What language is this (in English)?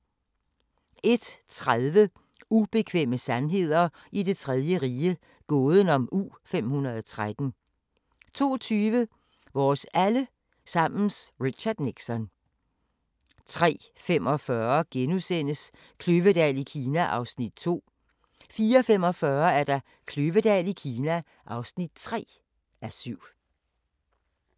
Danish